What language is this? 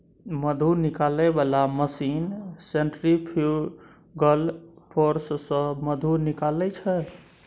Maithili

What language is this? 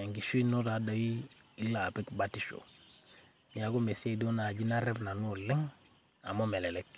Masai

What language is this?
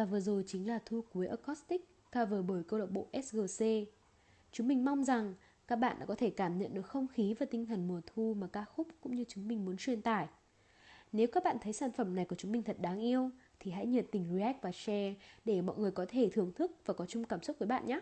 Vietnamese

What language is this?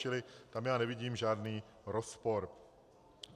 Czech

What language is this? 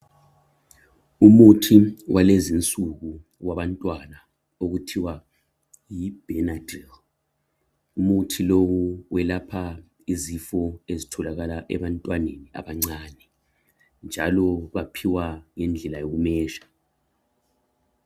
North Ndebele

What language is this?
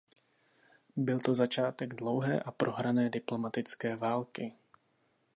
Czech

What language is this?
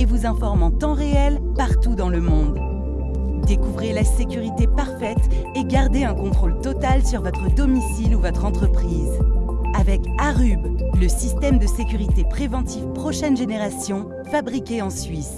French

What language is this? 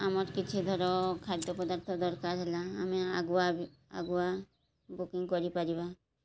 Odia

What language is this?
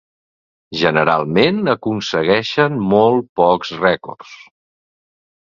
Catalan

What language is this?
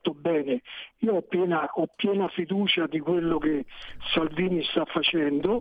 Italian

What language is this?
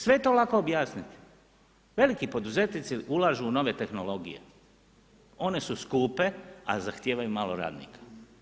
Croatian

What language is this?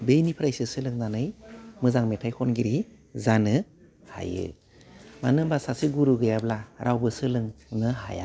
Bodo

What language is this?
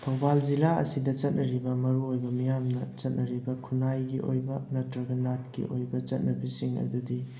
Manipuri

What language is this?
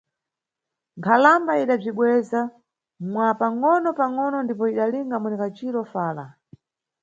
Nyungwe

